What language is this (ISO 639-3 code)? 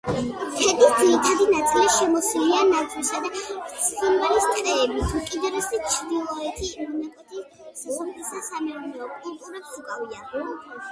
kat